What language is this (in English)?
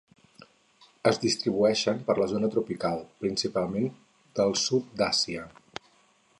Catalan